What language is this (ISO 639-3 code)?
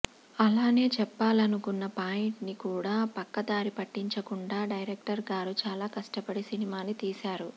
tel